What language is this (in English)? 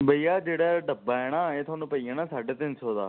Dogri